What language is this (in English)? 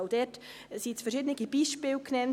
Swiss German